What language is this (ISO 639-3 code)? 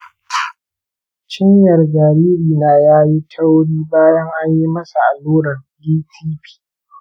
hau